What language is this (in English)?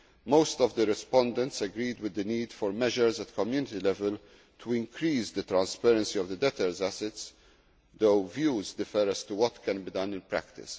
English